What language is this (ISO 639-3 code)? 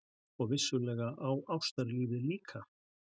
isl